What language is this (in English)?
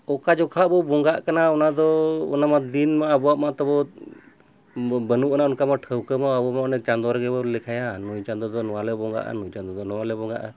Santali